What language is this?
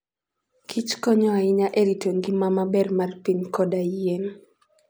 Luo (Kenya and Tanzania)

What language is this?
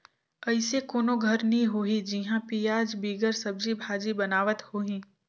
Chhattisgarhi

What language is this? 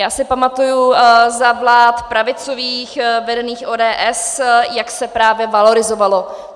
Czech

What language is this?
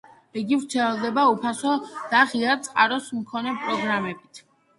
Georgian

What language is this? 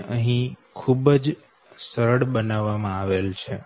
Gujarati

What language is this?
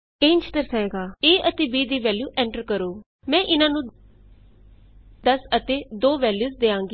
Punjabi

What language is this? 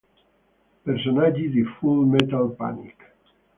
Italian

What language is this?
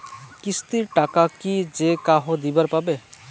Bangla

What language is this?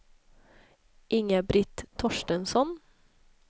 Swedish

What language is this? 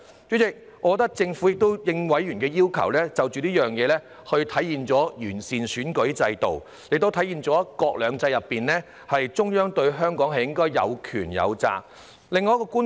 Cantonese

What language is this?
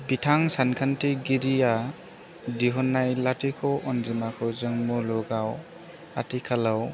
Bodo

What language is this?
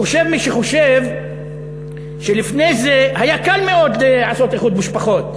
Hebrew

